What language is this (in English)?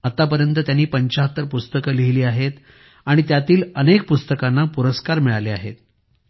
Marathi